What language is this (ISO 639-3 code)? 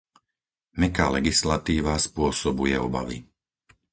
slk